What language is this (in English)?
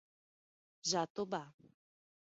Portuguese